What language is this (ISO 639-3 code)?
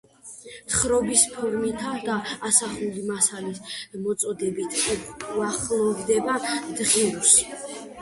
kat